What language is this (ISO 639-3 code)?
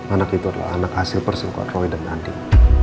ind